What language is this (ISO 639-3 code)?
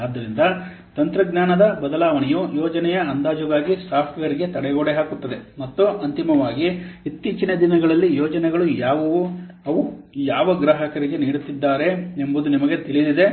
kan